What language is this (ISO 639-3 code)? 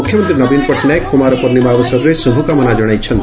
ori